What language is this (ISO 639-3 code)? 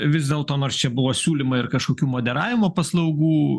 lit